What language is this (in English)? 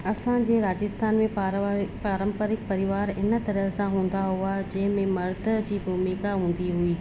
Sindhi